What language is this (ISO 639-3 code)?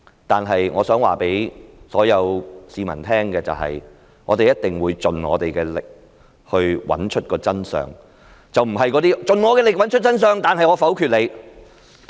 yue